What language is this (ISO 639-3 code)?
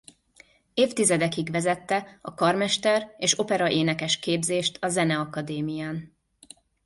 hun